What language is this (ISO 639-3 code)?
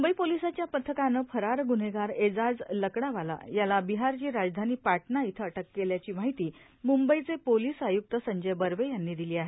mar